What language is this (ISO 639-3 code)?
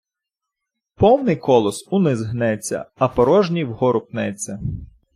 ukr